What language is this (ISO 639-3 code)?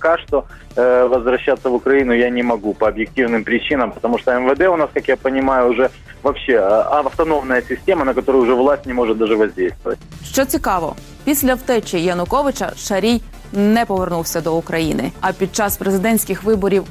ukr